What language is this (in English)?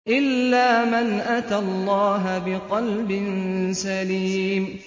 Arabic